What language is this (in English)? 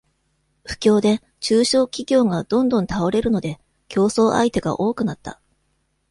Japanese